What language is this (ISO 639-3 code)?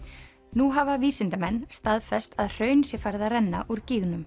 isl